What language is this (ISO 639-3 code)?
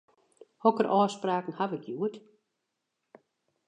fry